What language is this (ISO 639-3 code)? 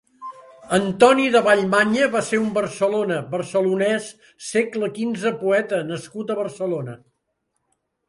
cat